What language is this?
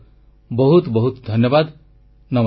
Odia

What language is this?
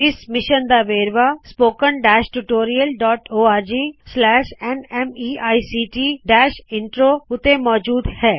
Punjabi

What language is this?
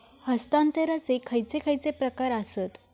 Marathi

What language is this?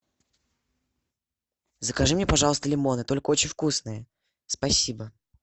Russian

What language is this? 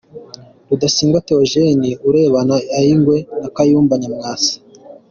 Kinyarwanda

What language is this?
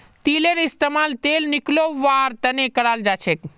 Magahi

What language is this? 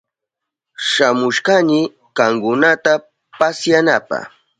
Southern Pastaza Quechua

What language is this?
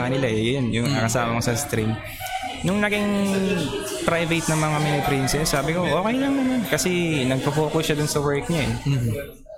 Filipino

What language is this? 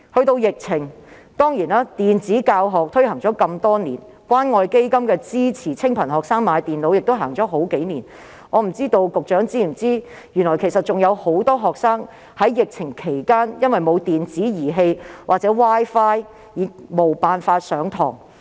Cantonese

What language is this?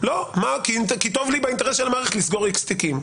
Hebrew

